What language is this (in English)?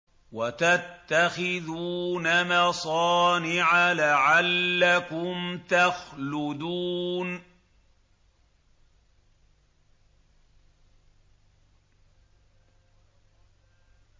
Arabic